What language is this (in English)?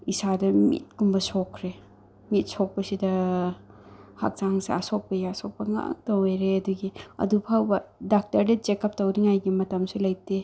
Manipuri